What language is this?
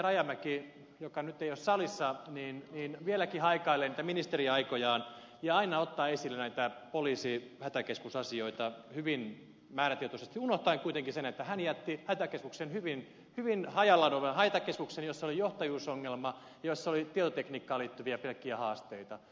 Finnish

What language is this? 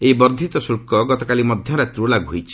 Odia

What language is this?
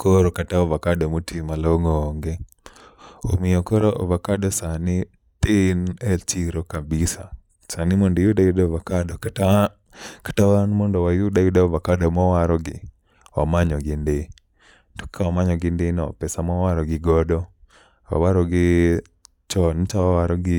Luo (Kenya and Tanzania)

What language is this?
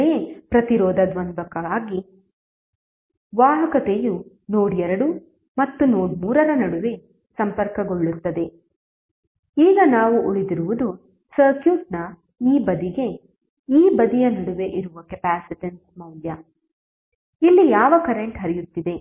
Kannada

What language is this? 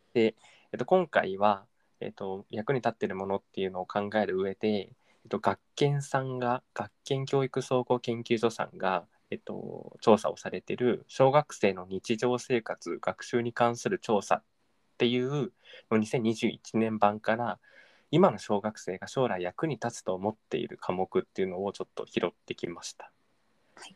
Japanese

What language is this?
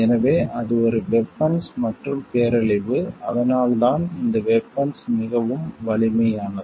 Tamil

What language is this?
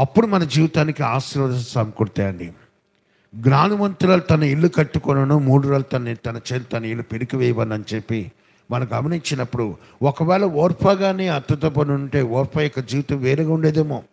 Telugu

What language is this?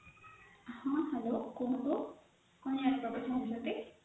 Odia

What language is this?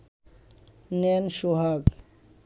Bangla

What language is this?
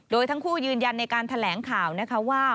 Thai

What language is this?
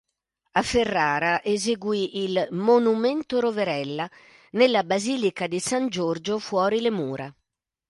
Italian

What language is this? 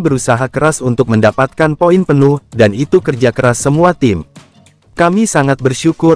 Indonesian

